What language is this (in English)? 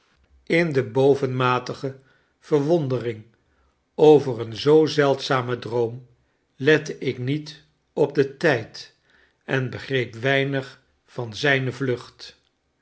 Dutch